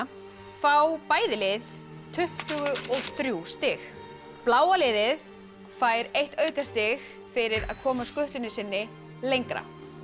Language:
Icelandic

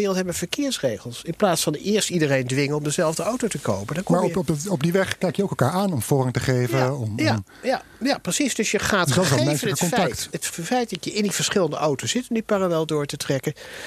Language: Dutch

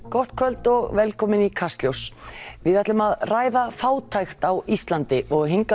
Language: Icelandic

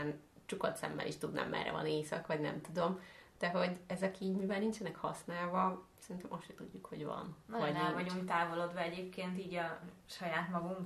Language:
Hungarian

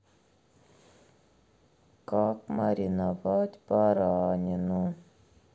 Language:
Russian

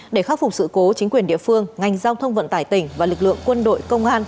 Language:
Vietnamese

